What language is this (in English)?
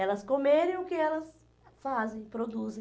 Portuguese